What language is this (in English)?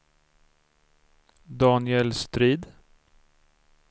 Swedish